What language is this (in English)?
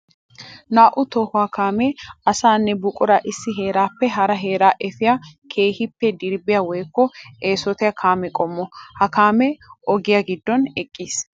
Wolaytta